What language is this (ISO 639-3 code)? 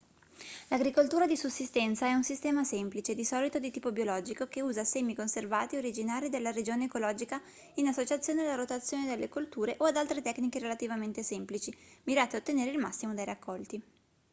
ita